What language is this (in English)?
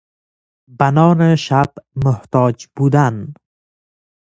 Persian